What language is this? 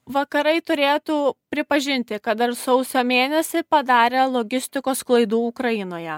Lithuanian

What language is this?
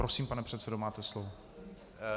Czech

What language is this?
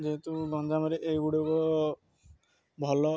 Odia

